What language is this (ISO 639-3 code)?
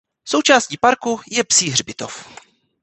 ces